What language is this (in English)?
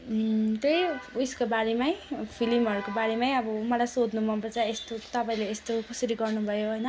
Nepali